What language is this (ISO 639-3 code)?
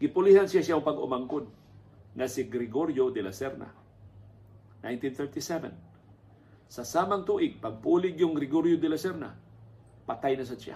fil